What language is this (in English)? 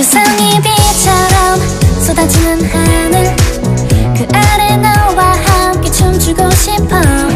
Korean